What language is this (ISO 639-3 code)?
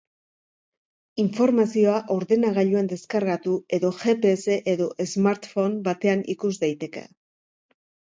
eus